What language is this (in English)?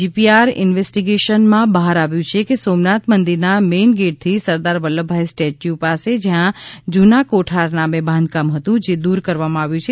Gujarati